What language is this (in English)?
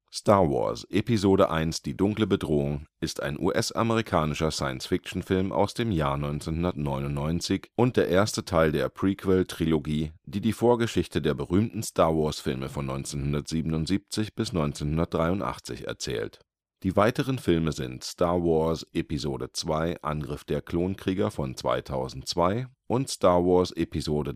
German